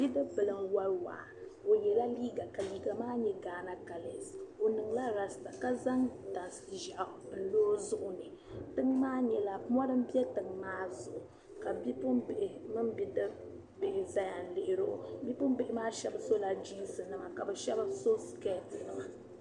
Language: Dagbani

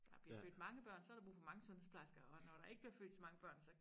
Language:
Danish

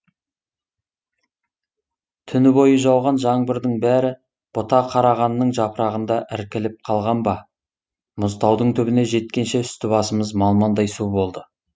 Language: Kazakh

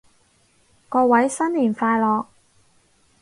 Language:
Cantonese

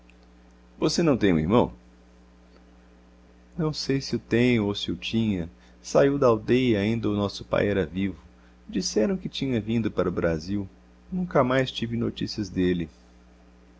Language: Portuguese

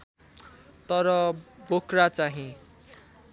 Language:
Nepali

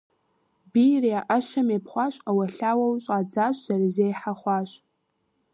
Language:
Kabardian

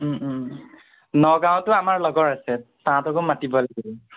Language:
Assamese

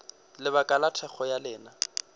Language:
Northern Sotho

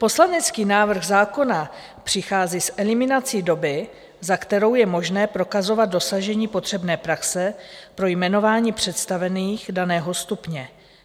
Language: Czech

